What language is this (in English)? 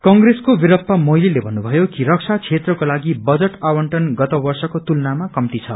Nepali